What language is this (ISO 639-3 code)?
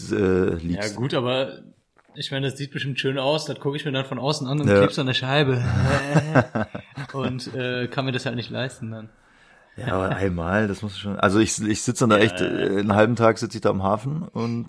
deu